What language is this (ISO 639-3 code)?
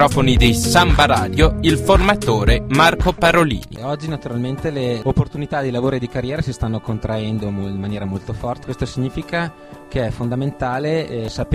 ita